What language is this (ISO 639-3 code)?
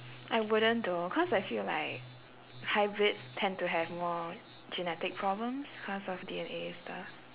eng